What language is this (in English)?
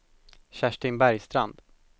Swedish